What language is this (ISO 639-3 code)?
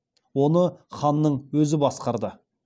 kaz